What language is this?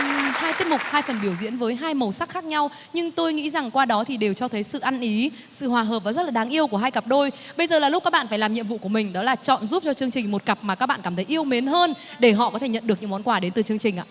Vietnamese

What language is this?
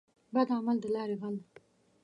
Pashto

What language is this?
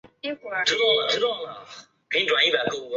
Chinese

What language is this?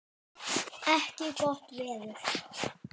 Icelandic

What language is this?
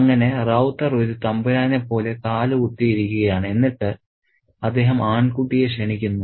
Malayalam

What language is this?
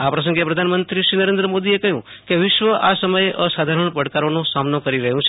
Gujarati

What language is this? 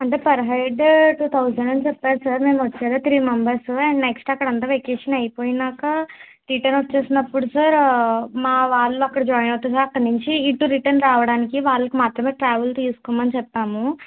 Telugu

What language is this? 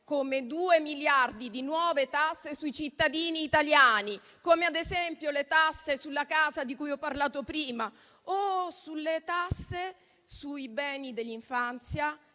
Italian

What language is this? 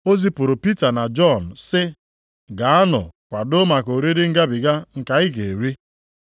Igbo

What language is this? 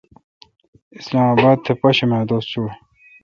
Kalkoti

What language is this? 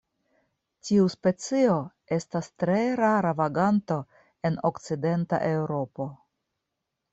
Esperanto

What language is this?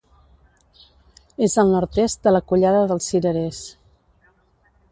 Catalan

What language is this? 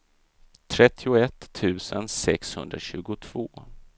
Swedish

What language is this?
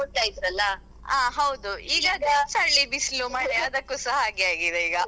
Kannada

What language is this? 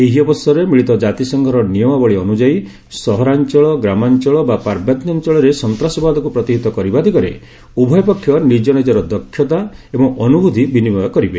Odia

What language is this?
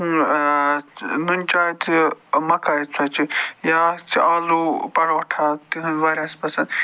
Kashmiri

